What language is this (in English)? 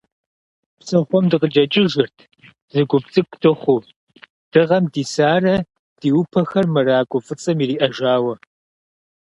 Kabardian